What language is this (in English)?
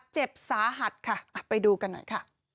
Thai